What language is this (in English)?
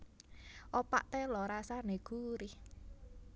Javanese